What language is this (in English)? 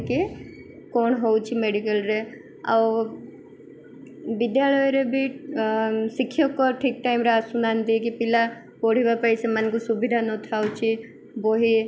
Odia